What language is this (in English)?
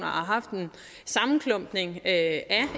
Danish